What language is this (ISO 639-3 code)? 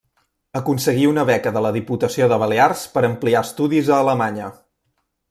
cat